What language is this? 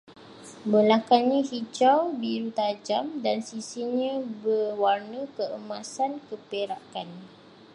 Malay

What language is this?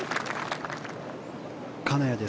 Japanese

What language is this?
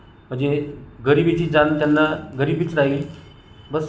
Marathi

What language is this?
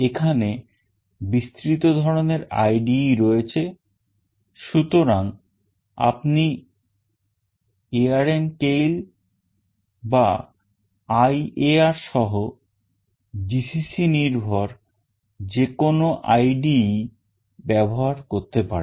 Bangla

